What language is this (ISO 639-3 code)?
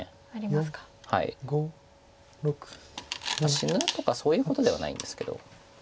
jpn